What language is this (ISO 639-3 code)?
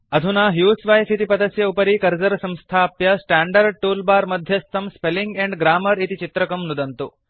san